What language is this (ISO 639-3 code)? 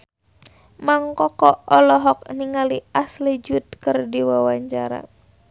sun